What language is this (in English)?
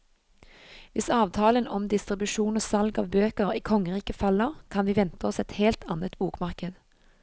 Norwegian